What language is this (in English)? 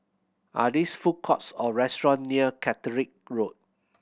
English